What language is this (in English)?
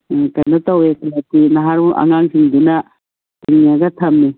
Manipuri